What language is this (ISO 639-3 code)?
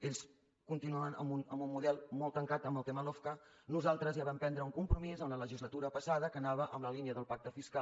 cat